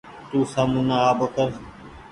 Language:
Goaria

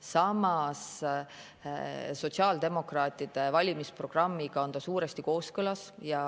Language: Estonian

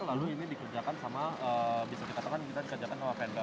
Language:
Indonesian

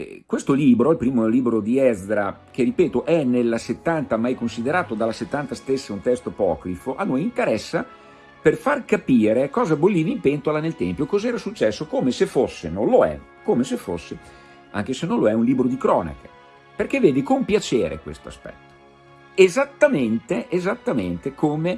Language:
Italian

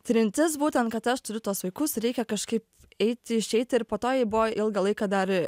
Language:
Lithuanian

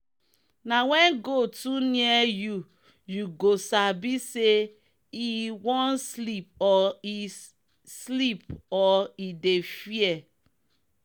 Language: Nigerian Pidgin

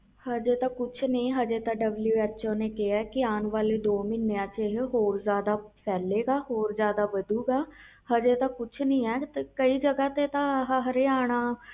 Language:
Punjabi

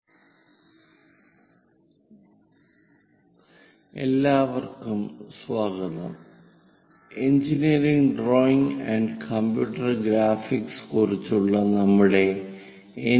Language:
Malayalam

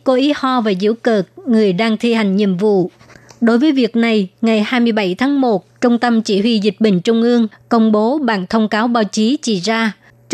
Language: Vietnamese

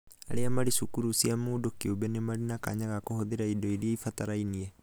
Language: Kikuyu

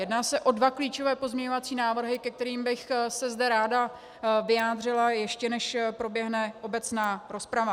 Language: Czech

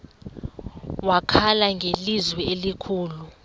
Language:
Xhosa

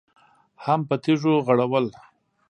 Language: Pashto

